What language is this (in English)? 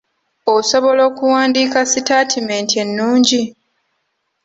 Ganda